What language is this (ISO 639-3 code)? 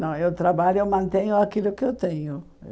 por